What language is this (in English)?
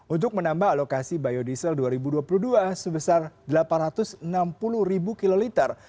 Indonesian